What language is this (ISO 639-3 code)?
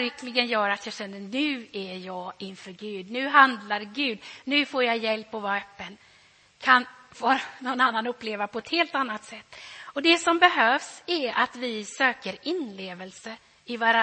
swe